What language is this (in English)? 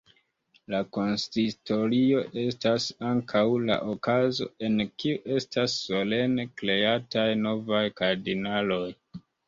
Esperanto